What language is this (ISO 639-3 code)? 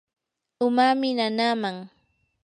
qur